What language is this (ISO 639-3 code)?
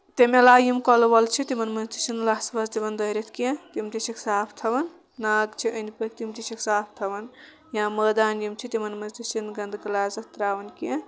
kas